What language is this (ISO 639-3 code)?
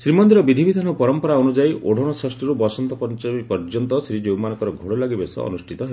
ori